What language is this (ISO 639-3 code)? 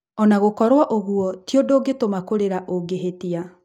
kik